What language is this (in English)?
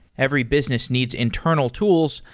English